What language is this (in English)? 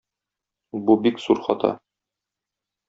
Tatar